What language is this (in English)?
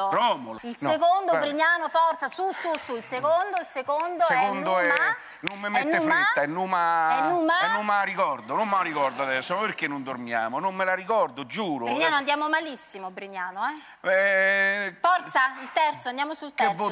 Italian